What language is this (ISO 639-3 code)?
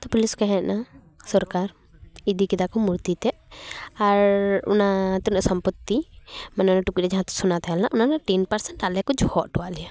sat